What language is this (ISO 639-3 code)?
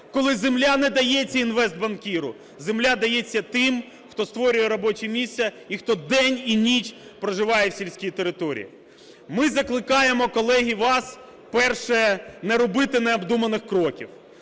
ukr